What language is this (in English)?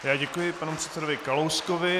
Czech